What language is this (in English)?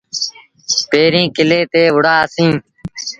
Sindhi Bhil